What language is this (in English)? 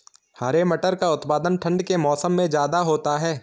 Hindi